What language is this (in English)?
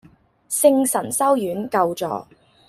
Cantonese